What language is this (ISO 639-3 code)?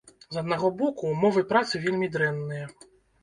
bel